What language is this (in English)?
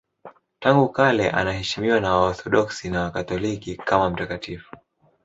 Swahili